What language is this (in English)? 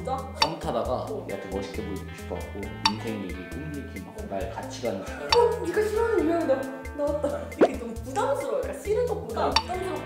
Korean